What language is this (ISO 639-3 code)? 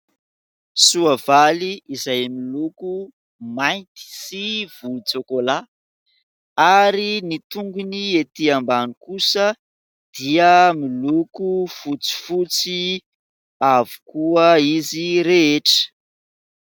mlg